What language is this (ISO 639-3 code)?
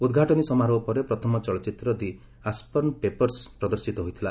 ori